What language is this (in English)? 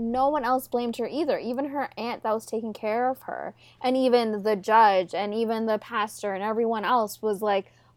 English